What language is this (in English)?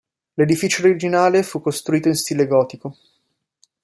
Italian